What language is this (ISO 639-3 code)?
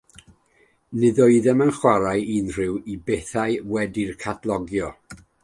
cym